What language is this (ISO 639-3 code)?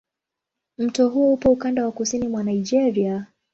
swa